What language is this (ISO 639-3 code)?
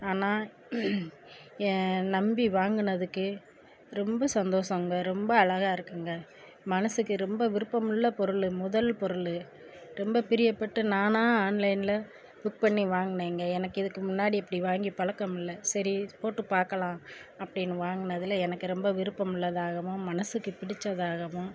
tam